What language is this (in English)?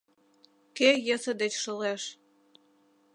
Mari